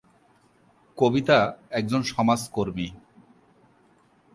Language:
Bangla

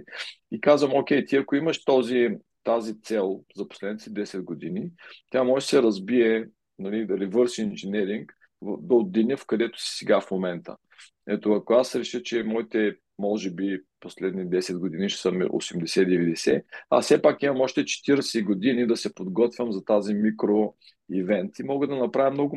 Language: Bulgarian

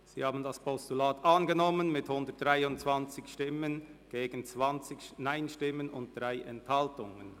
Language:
Swiss German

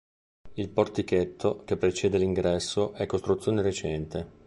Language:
Italian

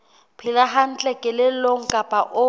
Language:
Southern Sotho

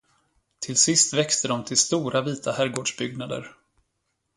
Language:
Swedish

